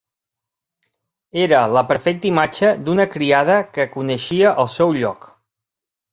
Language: Catalan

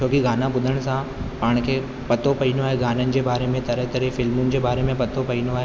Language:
Sindhi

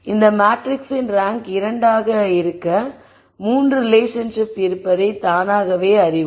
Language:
Tamil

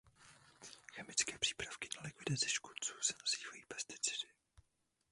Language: Czech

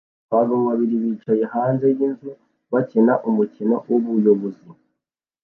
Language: Kinyarwanda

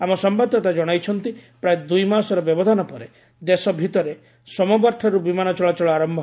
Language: Odia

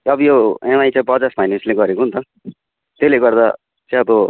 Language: Nepali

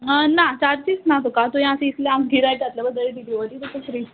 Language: Konkani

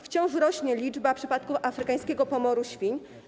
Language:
Polish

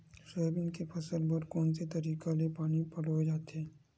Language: Chhattisgarhi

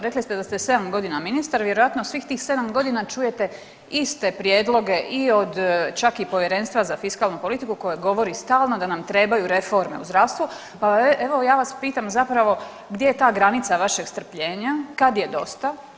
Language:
Croatian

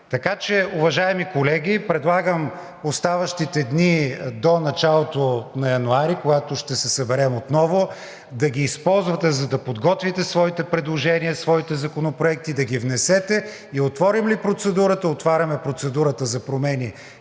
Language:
Bulgarian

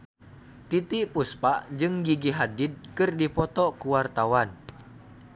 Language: Sundanese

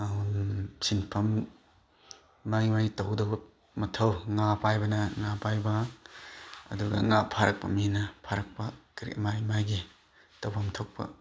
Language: Manipuri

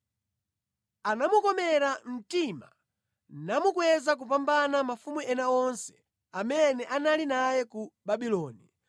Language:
Nyanja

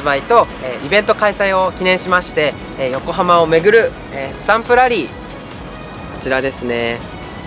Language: Japanese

